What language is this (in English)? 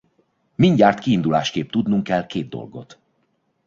Hungarian